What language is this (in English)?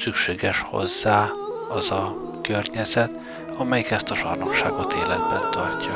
Hungarian